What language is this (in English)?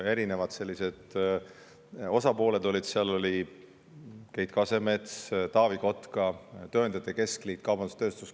Estonian